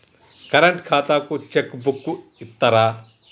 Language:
Telugu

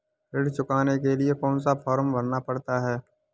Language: Hindi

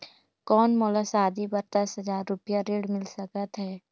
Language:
Chhattisgarhi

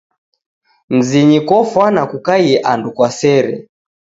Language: Taita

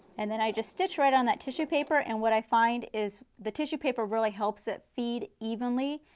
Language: English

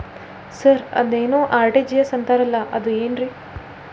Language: Kannada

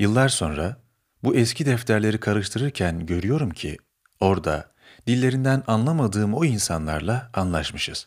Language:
Turkish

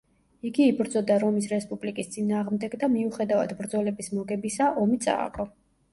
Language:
Georgian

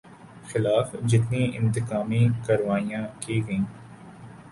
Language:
Urdu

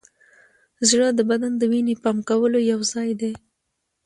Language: Pashto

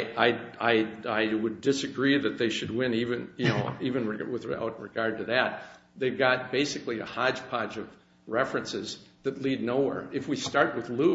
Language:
English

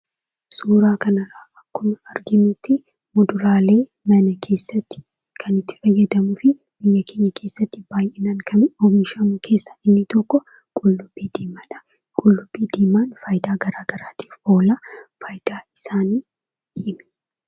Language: Oromo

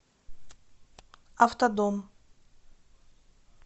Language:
Russian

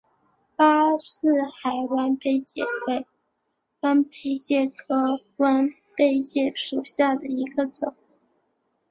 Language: Chinese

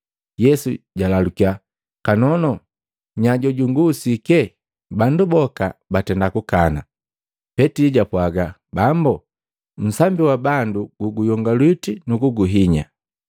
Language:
Matengo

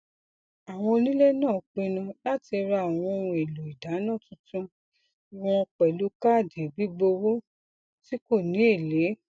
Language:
Yoruba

